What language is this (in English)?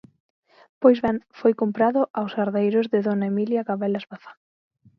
Galician